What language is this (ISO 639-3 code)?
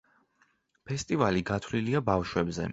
kat